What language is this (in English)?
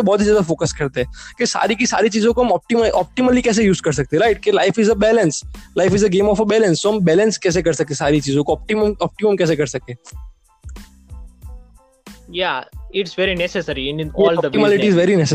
Hindi